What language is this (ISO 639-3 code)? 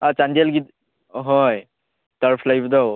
mni